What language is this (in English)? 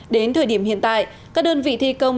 Vietnamese